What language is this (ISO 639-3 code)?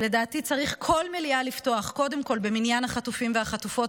heb